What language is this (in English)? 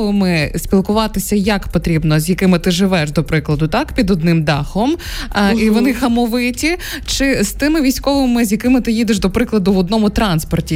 Ukrainian